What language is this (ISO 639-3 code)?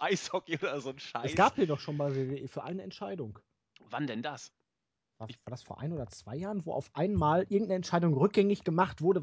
deu